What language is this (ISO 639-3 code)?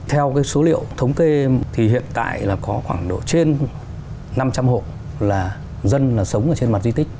vie